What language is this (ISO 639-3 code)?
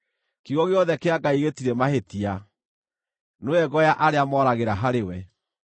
kik